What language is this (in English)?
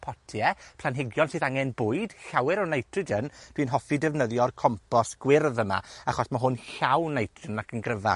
Welsh